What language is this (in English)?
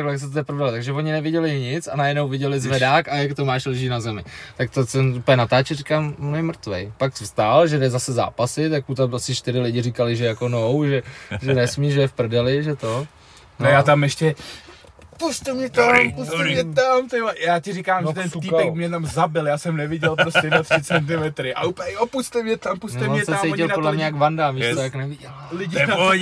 Czech